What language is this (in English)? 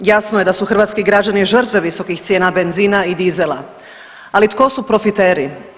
Croatian